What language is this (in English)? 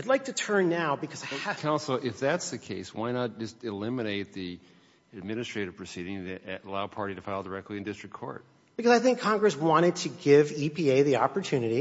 English